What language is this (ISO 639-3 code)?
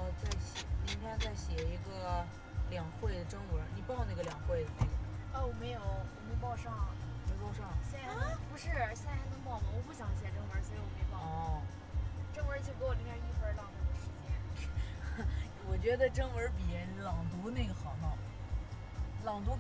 zho